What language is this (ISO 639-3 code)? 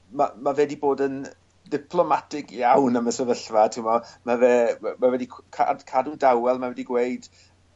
cym